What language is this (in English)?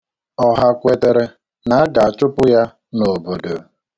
Igbo